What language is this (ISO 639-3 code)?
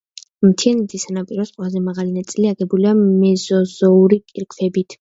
kat